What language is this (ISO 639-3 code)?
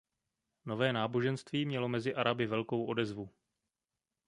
ces